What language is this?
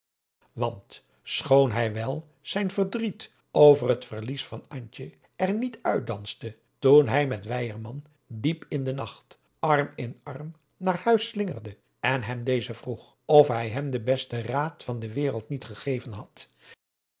Dutch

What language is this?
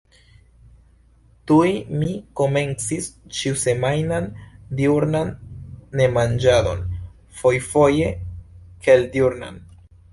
Esperanto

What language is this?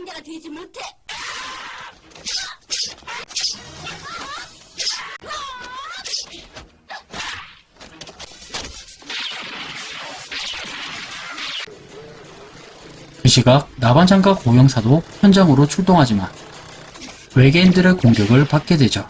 Korean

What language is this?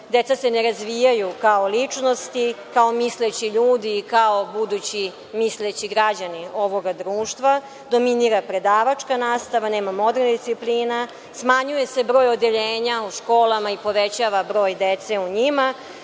Serbian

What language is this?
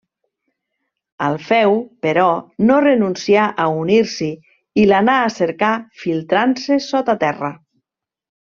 Catalan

